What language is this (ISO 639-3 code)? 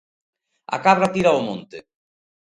glg